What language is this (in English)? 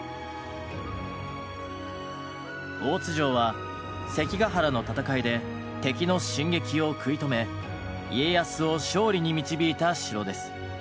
Japanese